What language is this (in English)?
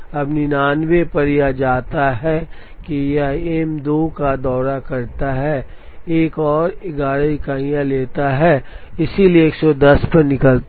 Hindi